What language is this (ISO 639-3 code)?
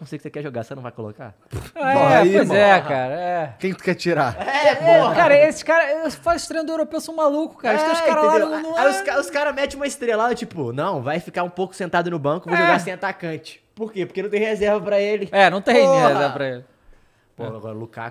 por